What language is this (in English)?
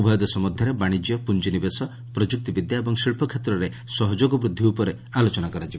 Odia